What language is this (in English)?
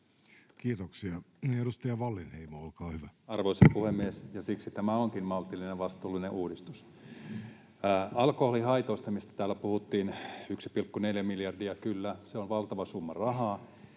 Finnish